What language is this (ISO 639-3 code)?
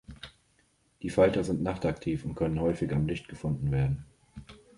deu